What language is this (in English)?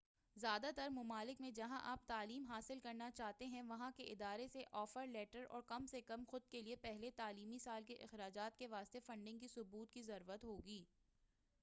Urdu